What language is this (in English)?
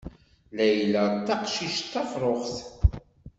Kabyle